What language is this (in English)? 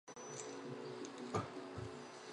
Chinese